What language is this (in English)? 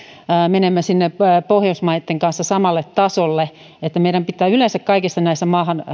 Finnish